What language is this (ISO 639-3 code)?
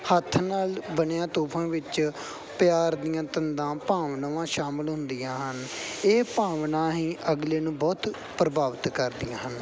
pan